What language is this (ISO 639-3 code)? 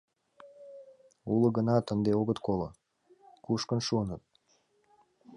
chm